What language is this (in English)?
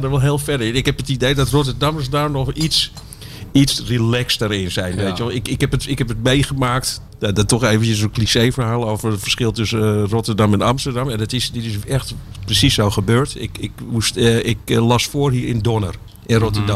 Dutch